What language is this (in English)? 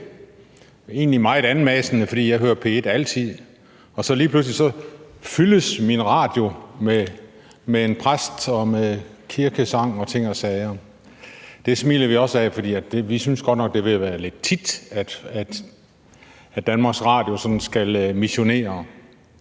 Danish